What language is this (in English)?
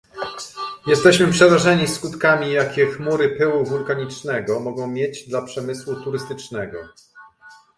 Polish